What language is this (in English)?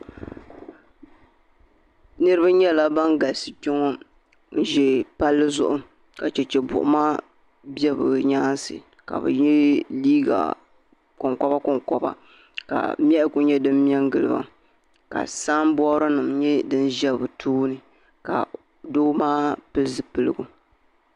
Dagbani